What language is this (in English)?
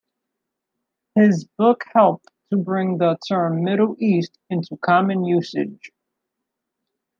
English